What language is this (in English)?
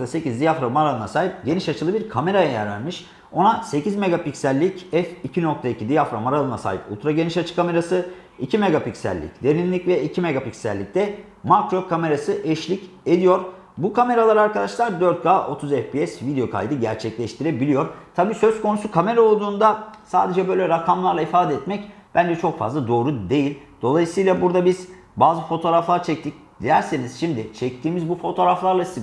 Turkish